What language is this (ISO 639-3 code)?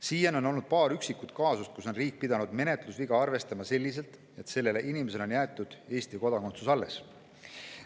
est